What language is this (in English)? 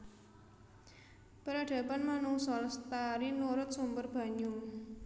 Javanese